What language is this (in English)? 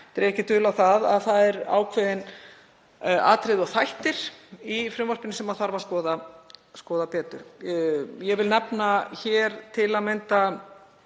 Icelandic